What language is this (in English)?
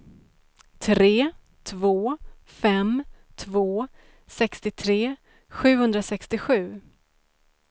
Swedish